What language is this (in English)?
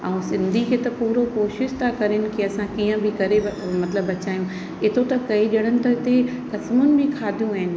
Sindhi